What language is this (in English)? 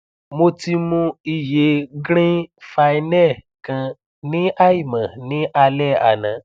Yoruba